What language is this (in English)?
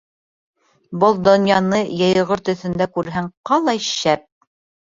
Bashkir